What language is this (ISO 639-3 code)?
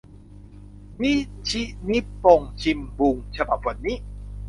tha